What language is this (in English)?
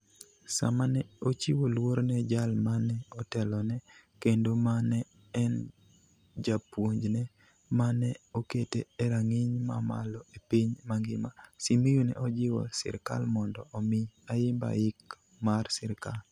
Luo (Kenya and Tanzania)